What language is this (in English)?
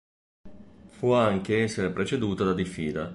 Italian